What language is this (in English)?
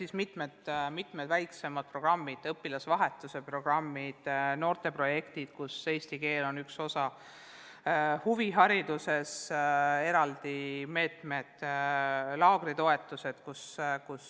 Estonian